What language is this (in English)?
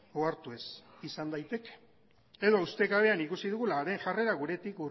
Basque